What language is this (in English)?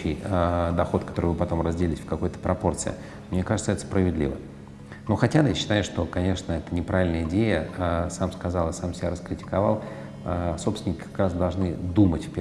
Russian